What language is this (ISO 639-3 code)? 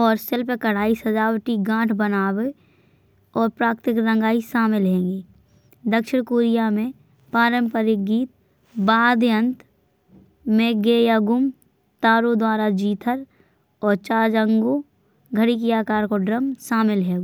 bns